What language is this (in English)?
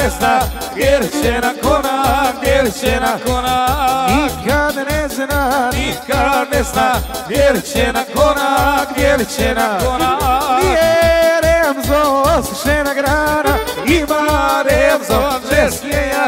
Romanian